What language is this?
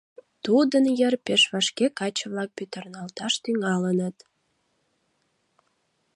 Mari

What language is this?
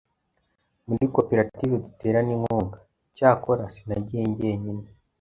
Kinyarwanda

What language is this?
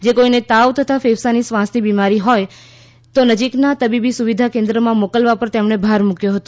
Gujarati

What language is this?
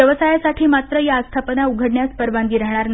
Marathi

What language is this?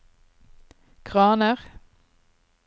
Norwegian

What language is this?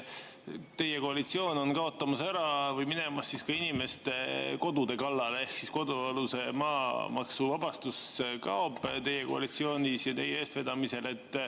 Estonian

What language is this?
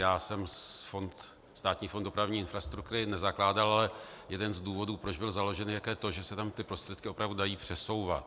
Czech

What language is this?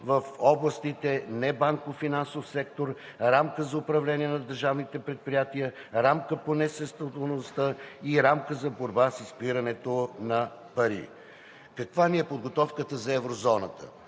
Bulgarian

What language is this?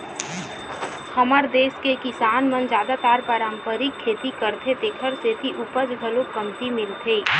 Chhattisgarhi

